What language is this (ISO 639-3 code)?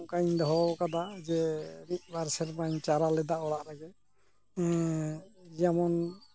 sat